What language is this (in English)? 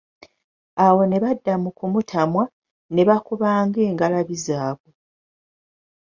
Ganda